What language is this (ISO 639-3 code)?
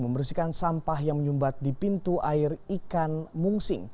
ind